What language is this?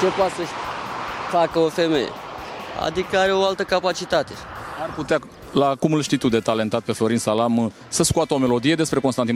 Romanian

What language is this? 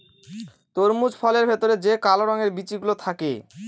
Bangla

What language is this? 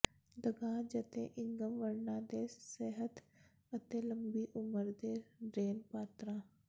Punjabi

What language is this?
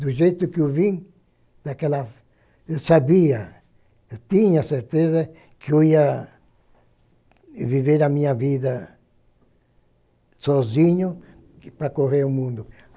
Portuguese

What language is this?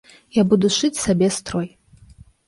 Belarusian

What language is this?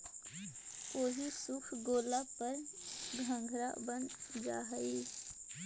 Magahi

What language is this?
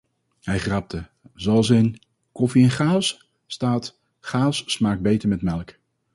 Dutch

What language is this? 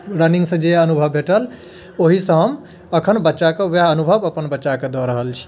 Maithili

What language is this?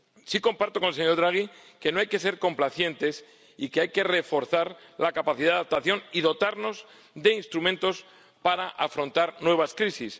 Spanish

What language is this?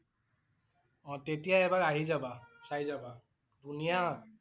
Assamese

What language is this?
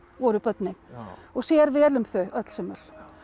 Icelandic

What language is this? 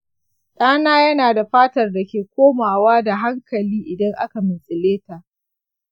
Hausa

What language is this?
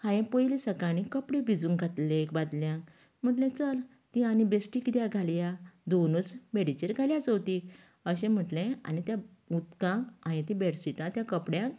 Konkani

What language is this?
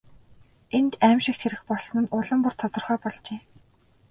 Mongolian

